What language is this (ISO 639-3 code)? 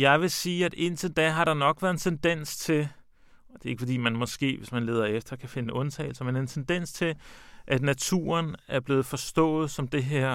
dan